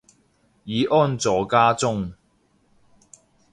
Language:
Cantonese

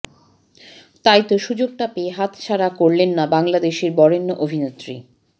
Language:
Bangla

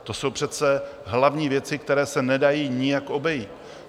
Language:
Czech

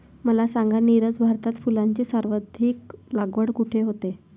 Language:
Marathi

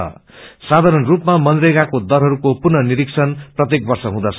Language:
Nepali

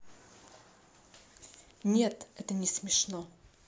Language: Russian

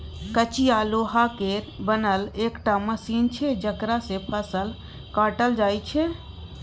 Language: Maithili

